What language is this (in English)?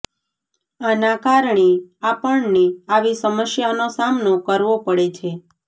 Gujarati